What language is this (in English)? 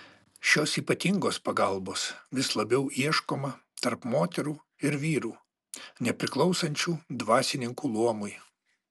Lithuanian